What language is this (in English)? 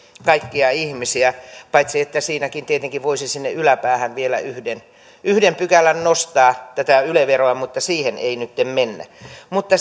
Finnish